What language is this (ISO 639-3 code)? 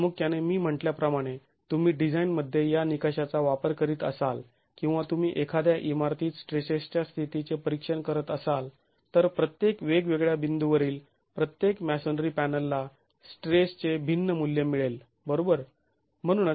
mar